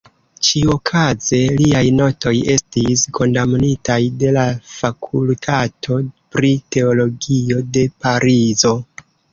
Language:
Esperanto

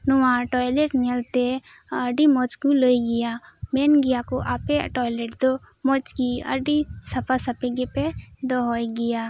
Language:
Santali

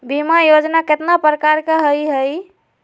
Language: Magahi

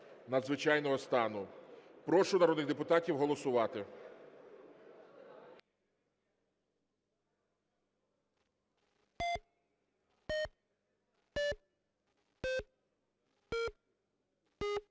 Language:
Ukrainian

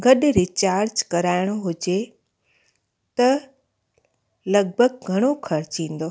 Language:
Sindhi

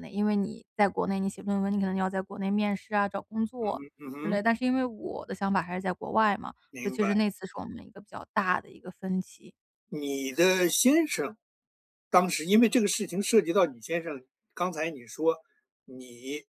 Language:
Chinese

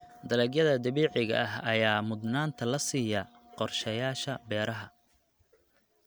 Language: Somali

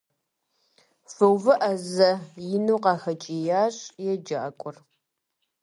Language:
Kabardian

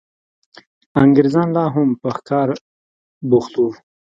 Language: Pashto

